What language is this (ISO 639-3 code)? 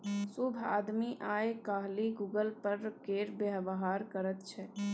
mai